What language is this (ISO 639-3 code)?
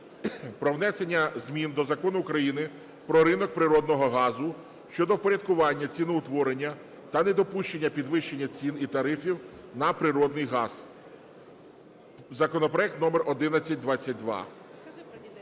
ukr